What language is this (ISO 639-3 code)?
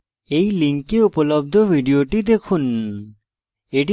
ben